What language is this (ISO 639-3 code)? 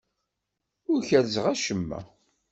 kab